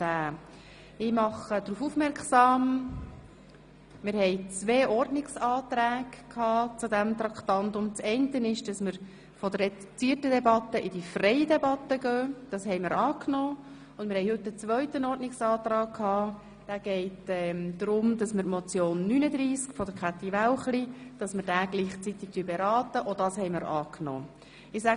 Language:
Swiss German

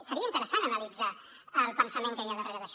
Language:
Catalan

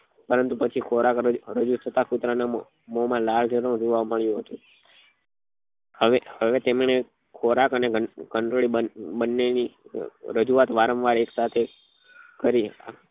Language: Gujarati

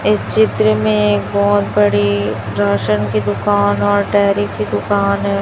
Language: Hindi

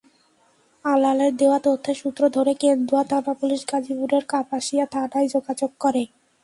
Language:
Bangla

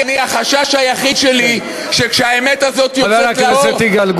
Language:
Hebrew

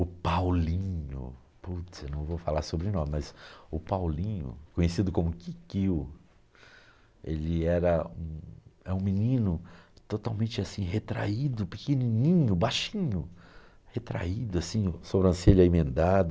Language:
Portuguese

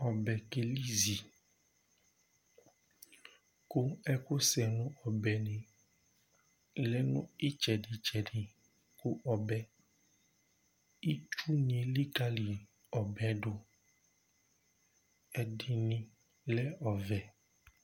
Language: Ikposo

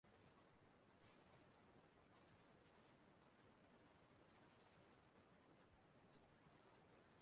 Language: Igbo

